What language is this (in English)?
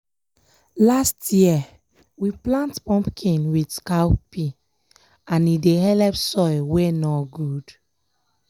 Nigerian Pidgin